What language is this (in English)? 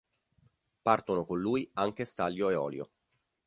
Italian